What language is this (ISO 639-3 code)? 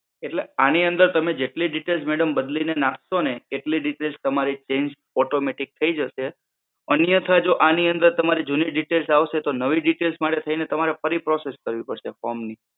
guj